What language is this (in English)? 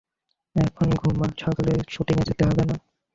Bangla